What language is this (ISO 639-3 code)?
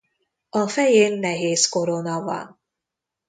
hun